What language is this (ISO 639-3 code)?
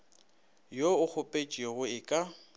nso